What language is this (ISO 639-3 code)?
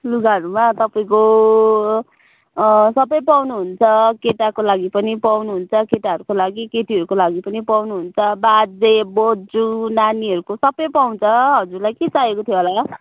nep